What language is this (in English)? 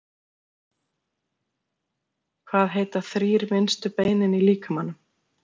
Icelandic